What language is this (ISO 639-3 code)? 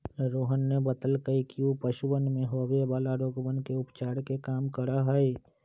mag